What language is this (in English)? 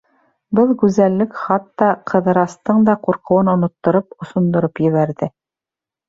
Bashkir